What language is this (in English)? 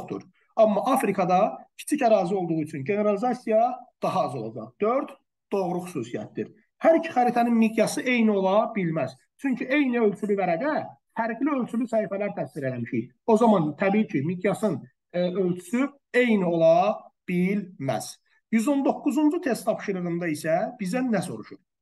Turkish